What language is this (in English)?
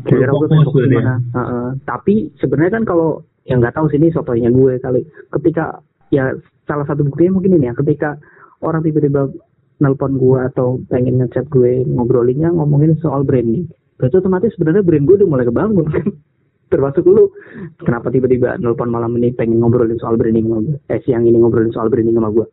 Indonesian